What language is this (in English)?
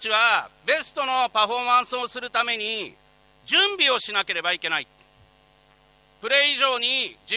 Japanese